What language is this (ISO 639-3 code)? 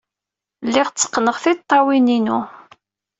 kab